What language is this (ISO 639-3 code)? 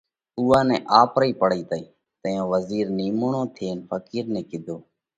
kvx